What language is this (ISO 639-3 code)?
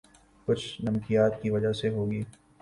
urd